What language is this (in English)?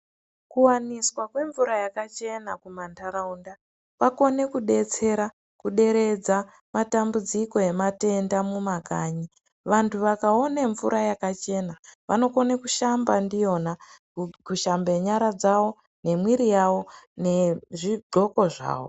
Ndau